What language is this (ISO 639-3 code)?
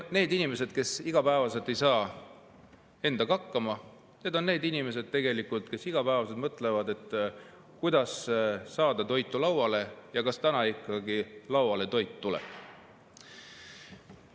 est